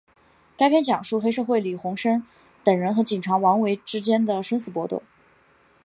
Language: Chinese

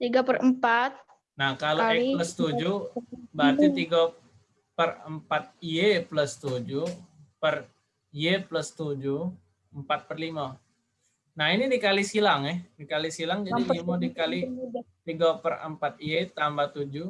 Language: Indonesian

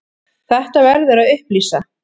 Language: Icelandic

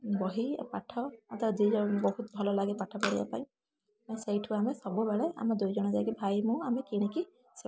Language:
Odia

